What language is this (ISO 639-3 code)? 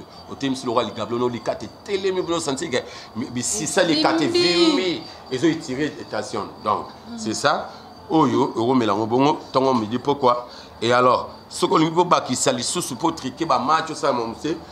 fra